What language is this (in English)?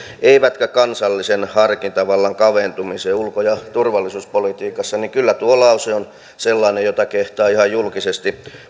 Finnish